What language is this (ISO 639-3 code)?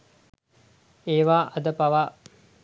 sin